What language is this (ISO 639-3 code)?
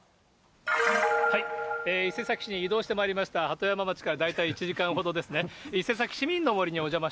jpn